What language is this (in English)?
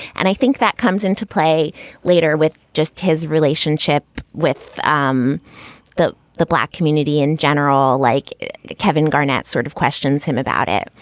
English